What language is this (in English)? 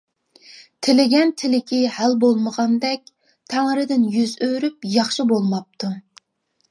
Uyghur